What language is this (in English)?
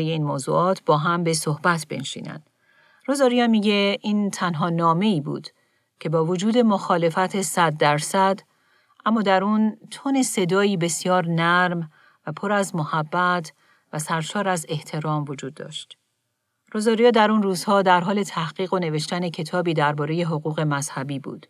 Persian